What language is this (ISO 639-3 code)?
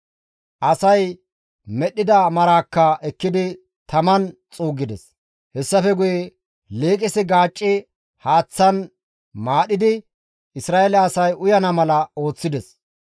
gmv